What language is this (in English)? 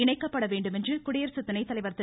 Tamil